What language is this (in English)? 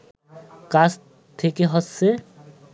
Bangla